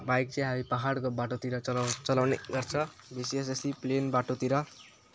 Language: Nepali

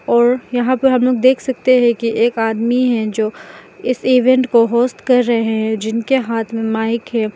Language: Hindi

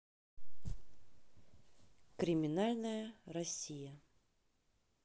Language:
Russian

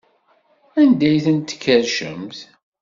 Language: Kabyle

